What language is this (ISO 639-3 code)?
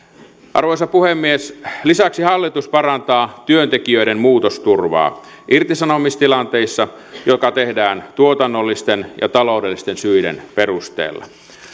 fin